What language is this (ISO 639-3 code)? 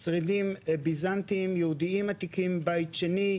heb